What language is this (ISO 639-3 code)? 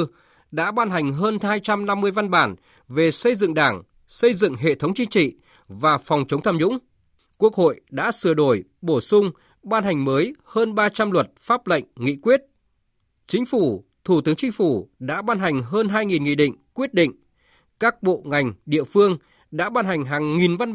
vie